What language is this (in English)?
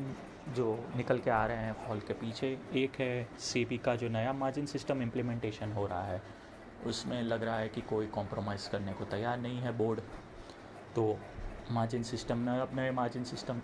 Hindi